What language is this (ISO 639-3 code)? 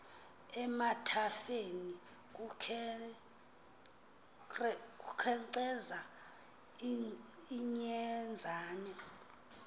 xho